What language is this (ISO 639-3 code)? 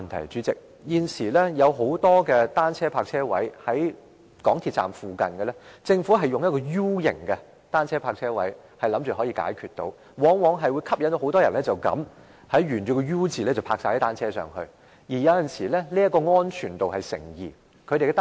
yue